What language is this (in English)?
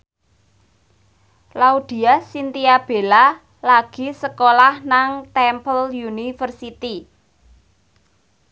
Javanese